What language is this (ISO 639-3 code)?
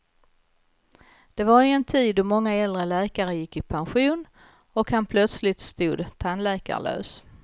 swe